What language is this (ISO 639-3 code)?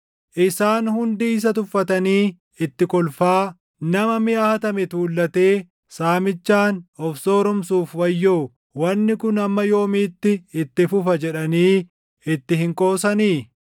orm